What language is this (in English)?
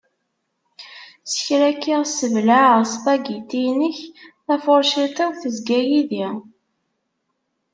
Kabyle